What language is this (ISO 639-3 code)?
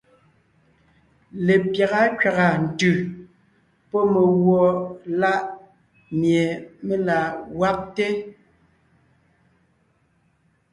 nnh